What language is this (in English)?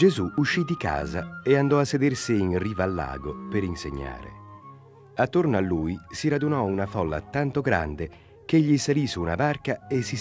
Italian